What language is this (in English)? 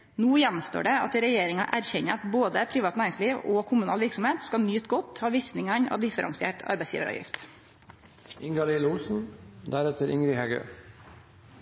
Norwegian Nynorsk